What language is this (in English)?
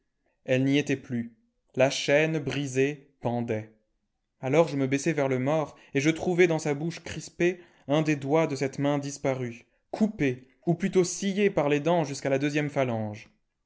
French